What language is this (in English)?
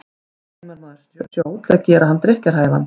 Icelandic